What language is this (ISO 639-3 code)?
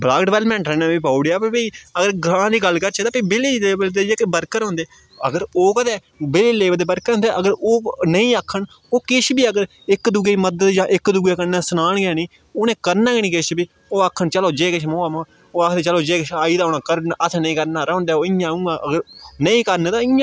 doi